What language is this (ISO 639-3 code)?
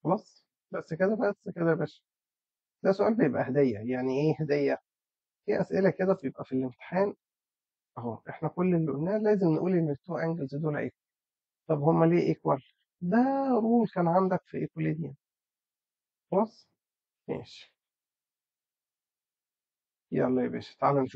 ara